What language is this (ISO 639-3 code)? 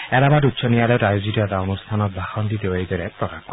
asm